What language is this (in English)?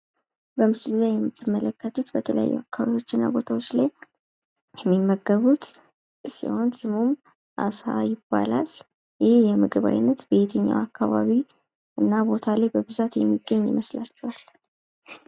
Amharic